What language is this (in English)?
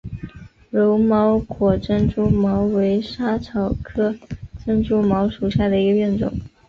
Chinese